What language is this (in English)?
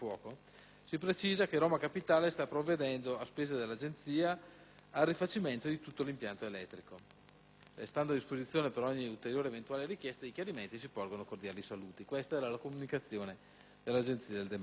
Italian